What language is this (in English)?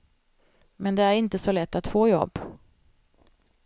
Swedish